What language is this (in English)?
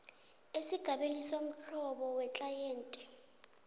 South Ndebele